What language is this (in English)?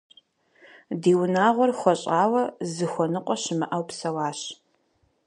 Kabardian